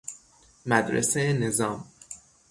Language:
Persian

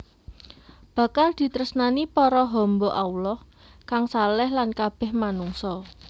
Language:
Javanese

